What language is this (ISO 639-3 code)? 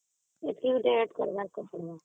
ori